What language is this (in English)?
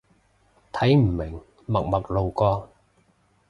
Cantonese